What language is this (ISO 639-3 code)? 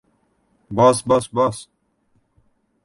uzb